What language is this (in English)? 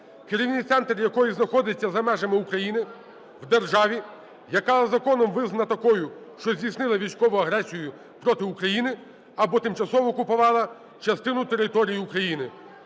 Ukrainian